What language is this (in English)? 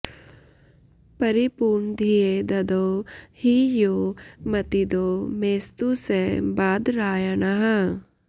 Sanskrit